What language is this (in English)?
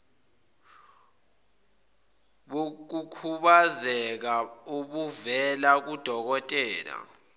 Zulu